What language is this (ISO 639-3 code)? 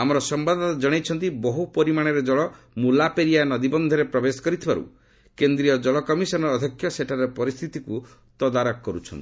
ori